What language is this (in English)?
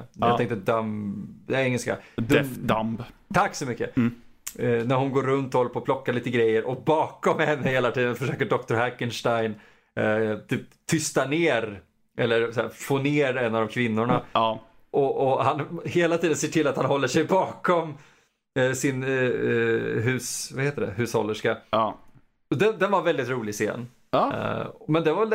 Swedish